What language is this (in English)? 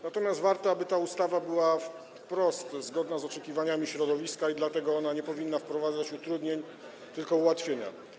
Polish